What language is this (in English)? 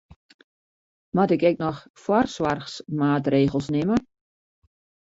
Western Frisian